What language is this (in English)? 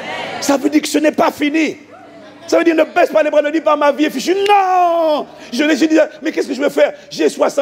French